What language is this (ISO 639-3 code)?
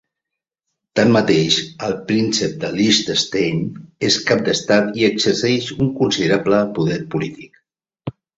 cat